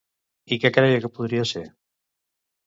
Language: Catalan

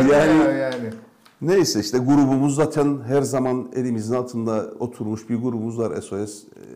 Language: Turkish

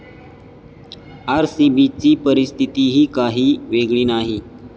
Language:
Marathi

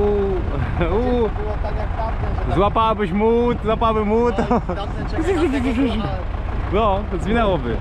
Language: Polish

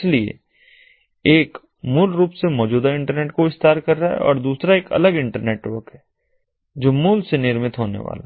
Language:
Hindi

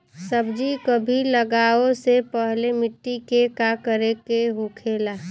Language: Bhojpuri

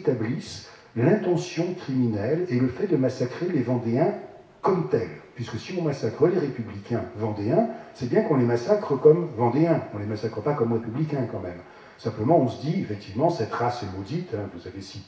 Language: French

